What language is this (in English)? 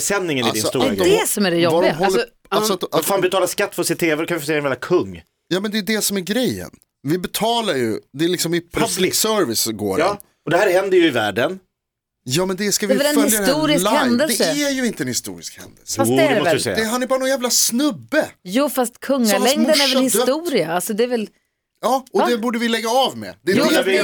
Swedish